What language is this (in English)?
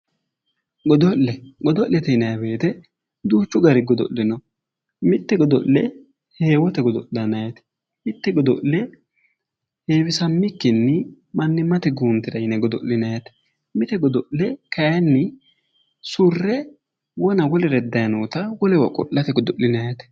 Sidamo